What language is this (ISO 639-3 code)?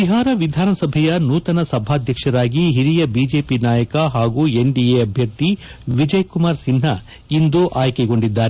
kan